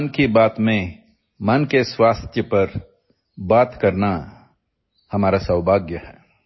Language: Odia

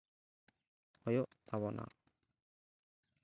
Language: Santali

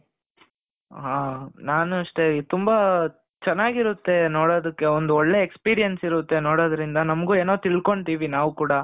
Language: Kannada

